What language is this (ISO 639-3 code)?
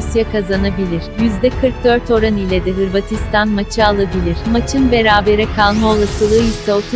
tur